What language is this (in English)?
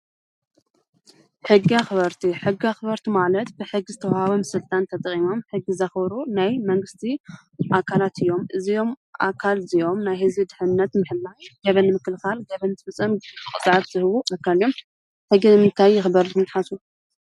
Tigrinya